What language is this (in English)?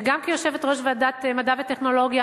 Hebrew